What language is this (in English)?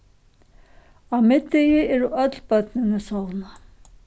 Faroese